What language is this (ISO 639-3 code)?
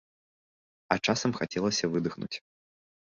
bel